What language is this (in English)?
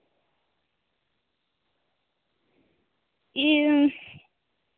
Santali